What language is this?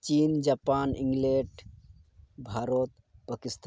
Santali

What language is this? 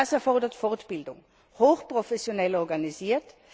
German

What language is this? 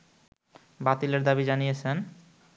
Bangla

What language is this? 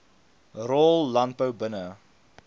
Afrikaans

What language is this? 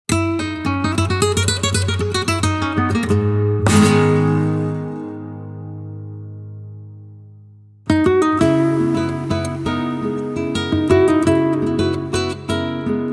English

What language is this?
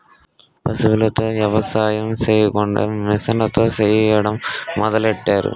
Telugu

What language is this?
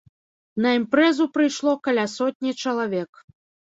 Belarusian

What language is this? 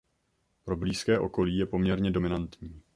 Czech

